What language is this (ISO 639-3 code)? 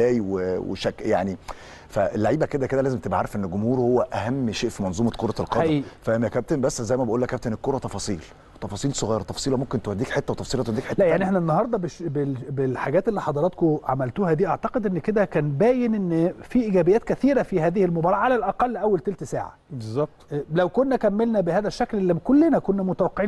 ara